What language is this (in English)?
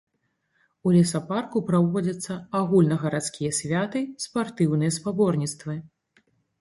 Belarusian